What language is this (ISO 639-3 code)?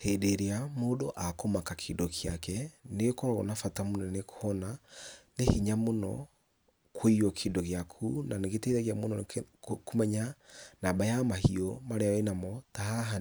kik